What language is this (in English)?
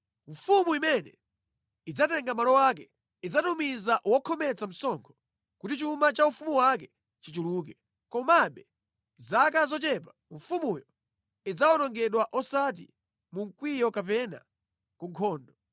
Nyanja